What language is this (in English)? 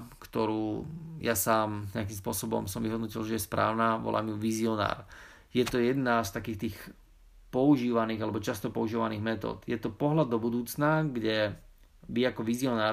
Slovak